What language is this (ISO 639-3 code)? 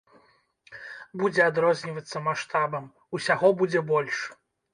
bel